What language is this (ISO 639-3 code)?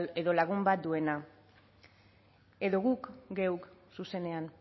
eus